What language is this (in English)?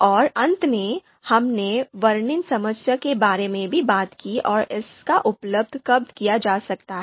Hindi